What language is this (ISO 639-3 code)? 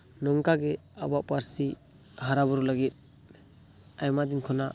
sat